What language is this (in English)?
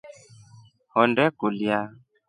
Rombo